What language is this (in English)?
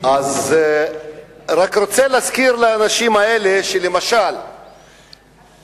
Hebrew